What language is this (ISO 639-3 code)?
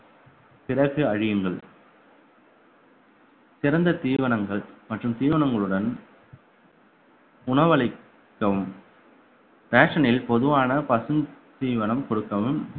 tam